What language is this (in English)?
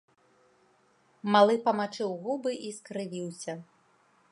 Belarusian